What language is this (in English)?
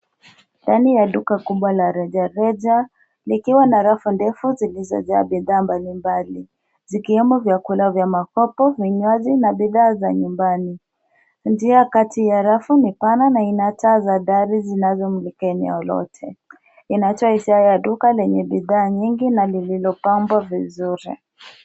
Swahili